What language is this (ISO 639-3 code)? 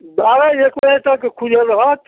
mai